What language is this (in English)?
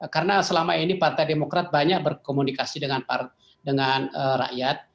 Indonesian